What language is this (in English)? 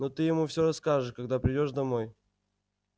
Russian